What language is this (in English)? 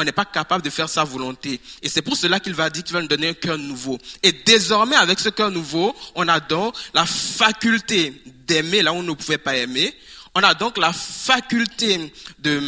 French